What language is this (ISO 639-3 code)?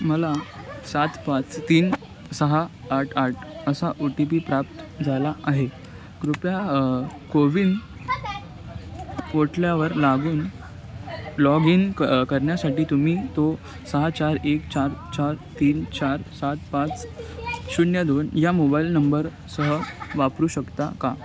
mar